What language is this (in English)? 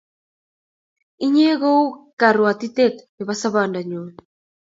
Kalenjin